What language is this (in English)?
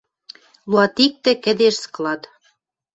Western Mari